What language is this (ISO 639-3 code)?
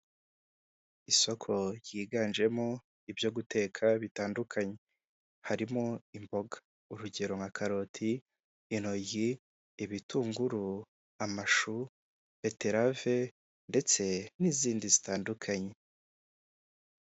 kin